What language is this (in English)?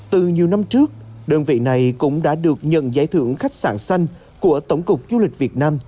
Vietnamese